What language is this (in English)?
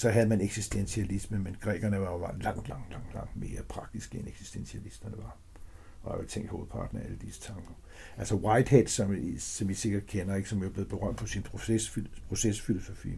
Danish